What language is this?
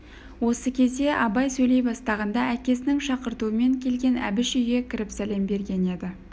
Kazakh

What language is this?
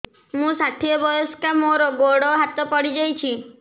Odia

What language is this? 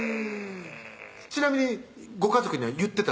Japanese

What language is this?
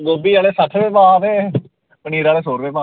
Dogri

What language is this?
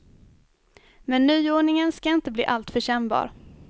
Swedish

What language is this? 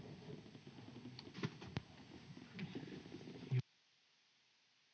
Finnish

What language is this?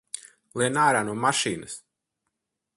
Latvian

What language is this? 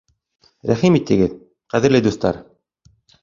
Bashkir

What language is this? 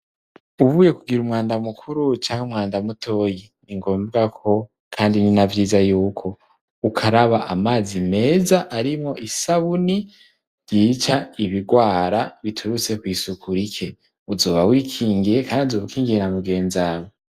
Rundi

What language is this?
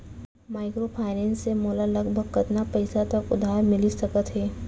Chhattisgarhi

